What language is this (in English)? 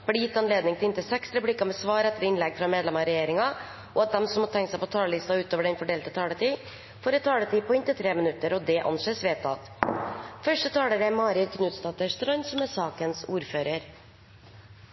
Norwegian Bokmål